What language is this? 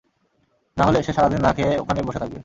Bangla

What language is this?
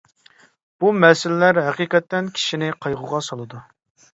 Uyghur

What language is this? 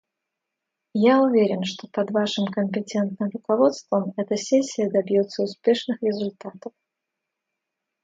Russian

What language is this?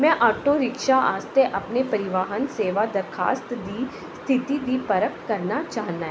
Dogri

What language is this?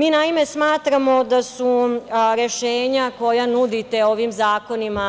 Serbian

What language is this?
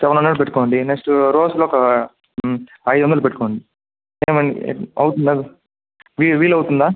Telugu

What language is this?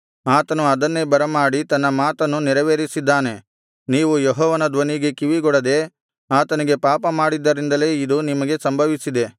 Kannada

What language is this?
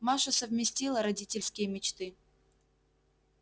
Russian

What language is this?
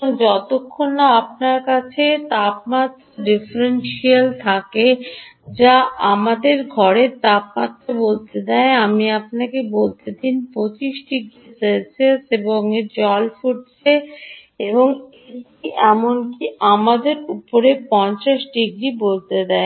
Bangla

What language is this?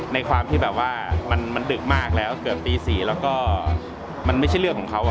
Thai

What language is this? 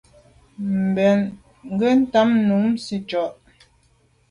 Medumba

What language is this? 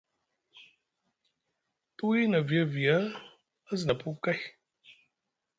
Musgu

